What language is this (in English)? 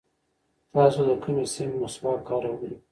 Pashto